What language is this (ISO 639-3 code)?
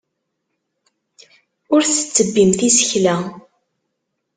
kab